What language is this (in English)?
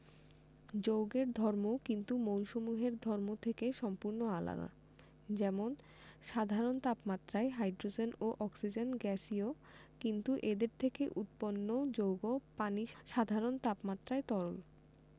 Bangla